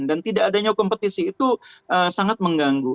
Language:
Indonesian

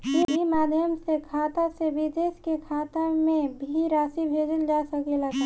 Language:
Bhojpuri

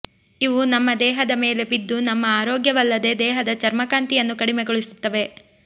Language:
Kannada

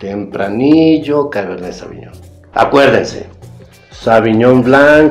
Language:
Spanish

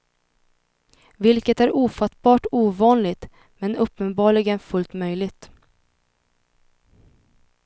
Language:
Swedish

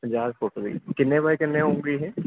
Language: Punjabi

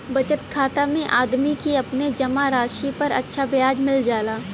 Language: Bhojpuri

